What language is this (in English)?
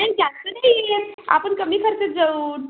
Marathi